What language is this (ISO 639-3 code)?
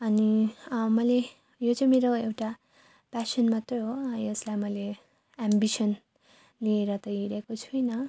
nep